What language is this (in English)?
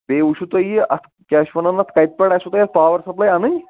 Kashmiri